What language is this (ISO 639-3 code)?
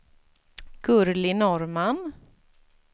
swe